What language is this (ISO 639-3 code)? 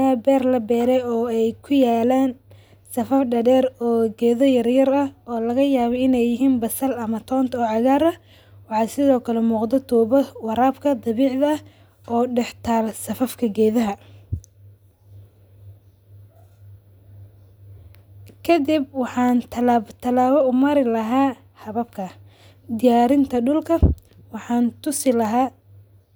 som